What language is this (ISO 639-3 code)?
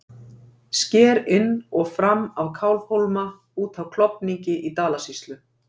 isl